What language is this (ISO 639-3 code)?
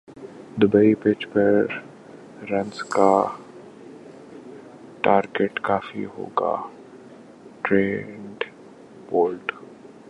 urd